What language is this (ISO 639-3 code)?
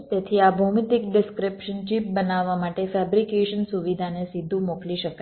guj